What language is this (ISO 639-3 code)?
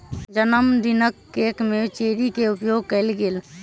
mai